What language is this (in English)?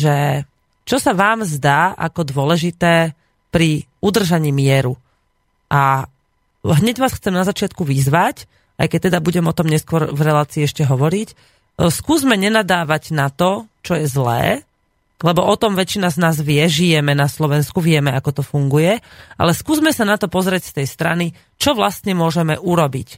Slovak